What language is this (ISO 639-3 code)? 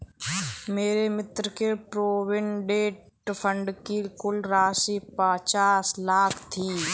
hin